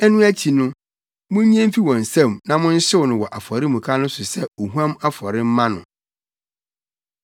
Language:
Akan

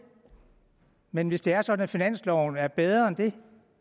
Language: Danish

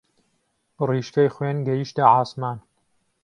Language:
Central Kurdish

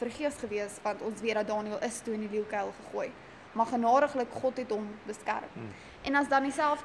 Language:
Dutch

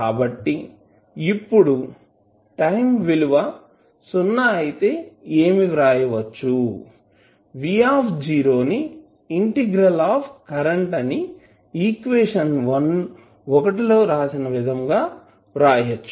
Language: Telugu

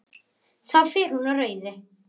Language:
Icelandic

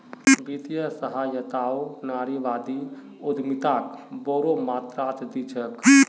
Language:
Magahi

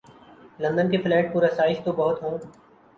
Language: Urdu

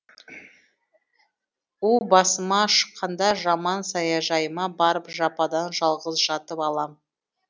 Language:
Kazakh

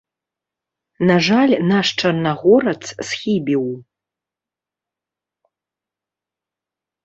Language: Belarusian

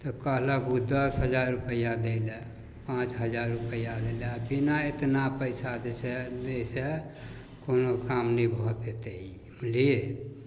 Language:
Maithili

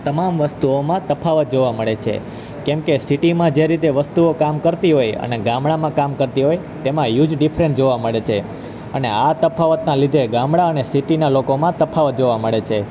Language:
Gujarati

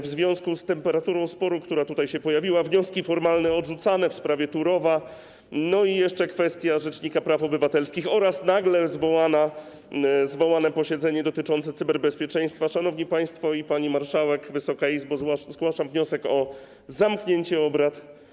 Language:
Polish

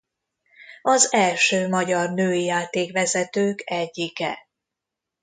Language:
Hungarian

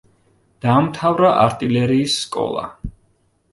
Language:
Georgian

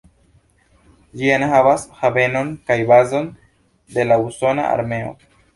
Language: Esperanto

